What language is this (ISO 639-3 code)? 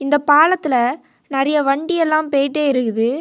tam